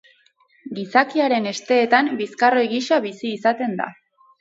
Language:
Basque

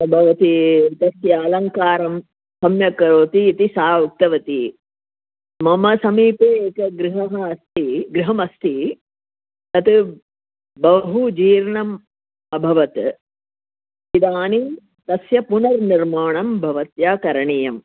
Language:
Sanskrit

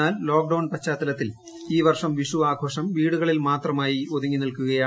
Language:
Malayalam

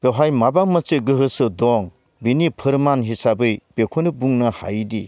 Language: Bodo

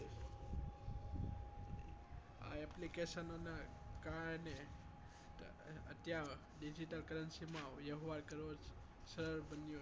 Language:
Gujarati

